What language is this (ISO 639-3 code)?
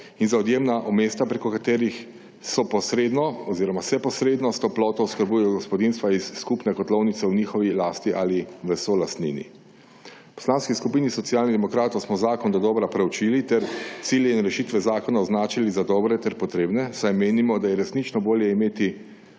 slv